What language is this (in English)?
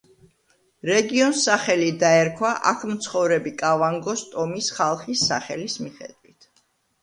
Georgian